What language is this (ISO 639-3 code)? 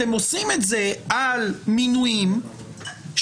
heb